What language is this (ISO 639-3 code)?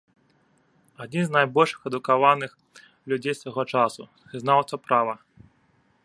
bel